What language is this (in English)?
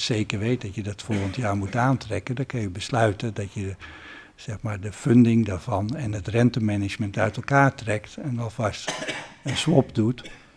Dutch